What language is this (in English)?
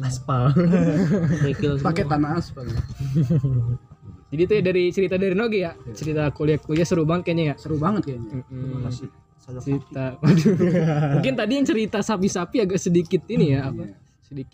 Indonesian